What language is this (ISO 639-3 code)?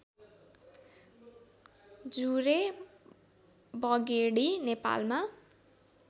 nep